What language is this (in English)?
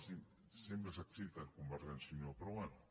Catalan